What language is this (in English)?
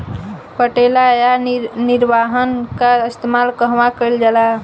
Bhojpuri